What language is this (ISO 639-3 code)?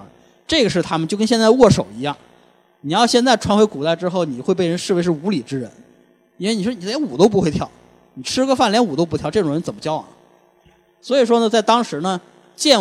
zho